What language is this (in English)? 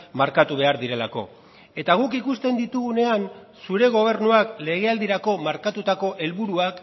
Basque